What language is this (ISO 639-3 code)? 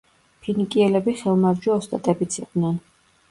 kat